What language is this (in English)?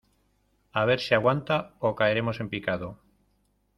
Spanish